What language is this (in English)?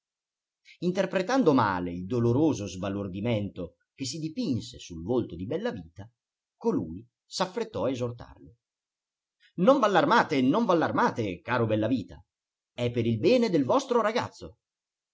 Italian